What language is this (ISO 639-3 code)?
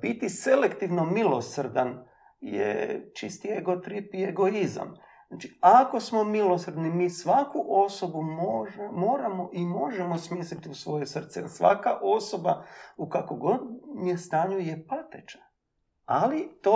hrv